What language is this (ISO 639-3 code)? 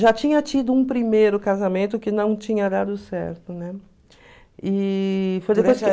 por